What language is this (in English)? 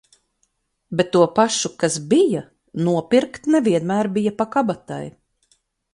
Latvian